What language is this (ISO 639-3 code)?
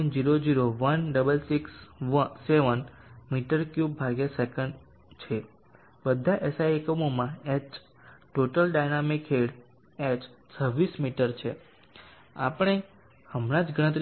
guj